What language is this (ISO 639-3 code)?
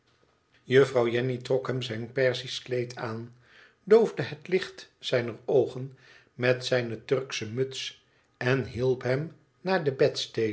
nld